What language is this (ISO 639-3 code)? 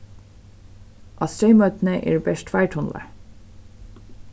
fao